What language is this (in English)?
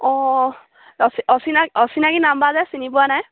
Assamese